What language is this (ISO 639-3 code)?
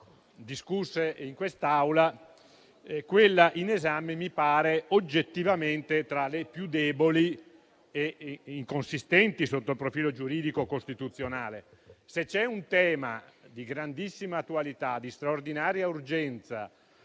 ita